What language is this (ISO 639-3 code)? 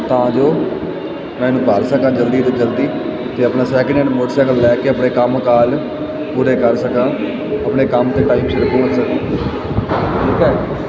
pan